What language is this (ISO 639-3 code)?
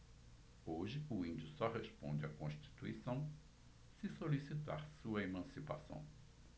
por